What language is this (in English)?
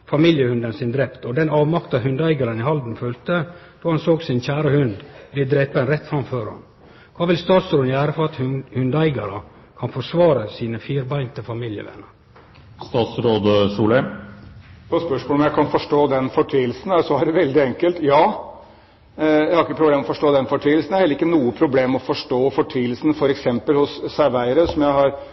Norwegian